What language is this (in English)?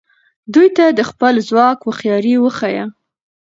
Pashto